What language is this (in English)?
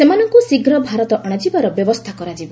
Odia